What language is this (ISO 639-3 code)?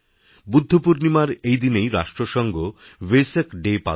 ben